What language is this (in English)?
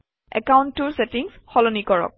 Assamese